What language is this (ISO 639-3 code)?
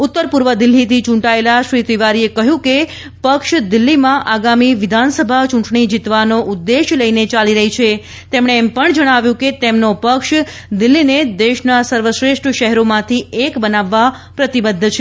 guj